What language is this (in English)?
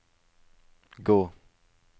Norwegian